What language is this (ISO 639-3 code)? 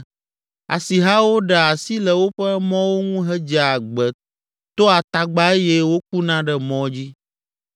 ewe